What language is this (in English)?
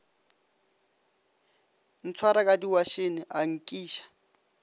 Northern Sotho